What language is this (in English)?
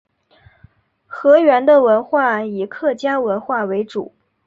Chinese